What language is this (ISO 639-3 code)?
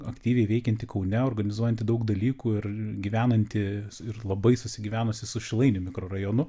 lit